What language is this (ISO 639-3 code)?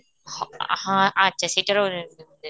ori